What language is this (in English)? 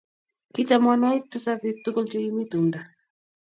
Kalenjin